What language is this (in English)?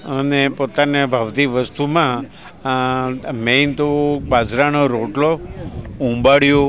Gujarati